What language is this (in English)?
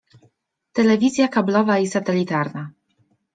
Polish